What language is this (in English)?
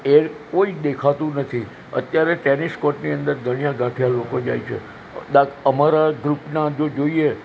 Gujarati